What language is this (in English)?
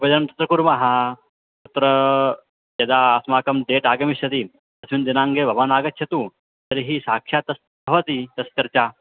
Sanskrit